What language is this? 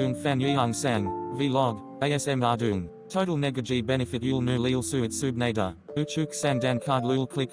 Korean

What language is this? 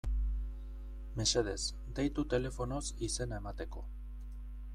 Basque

